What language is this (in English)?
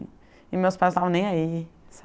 Portuguese